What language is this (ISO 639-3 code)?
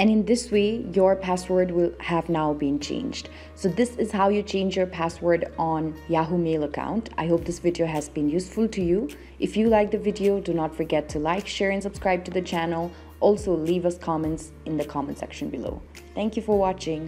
eng